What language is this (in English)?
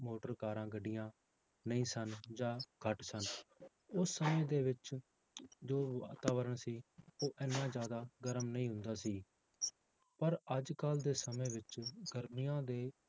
Punjabi